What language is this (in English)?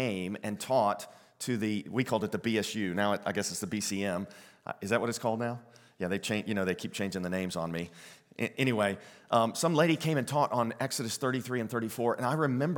English